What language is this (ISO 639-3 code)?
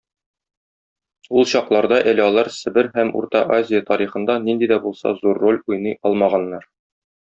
tat